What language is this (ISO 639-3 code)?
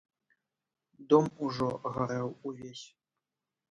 bel